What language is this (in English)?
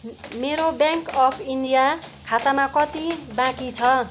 Nepali